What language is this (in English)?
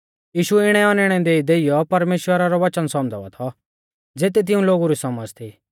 Mahasu Pahari